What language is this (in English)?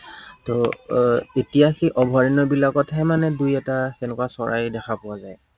Assamese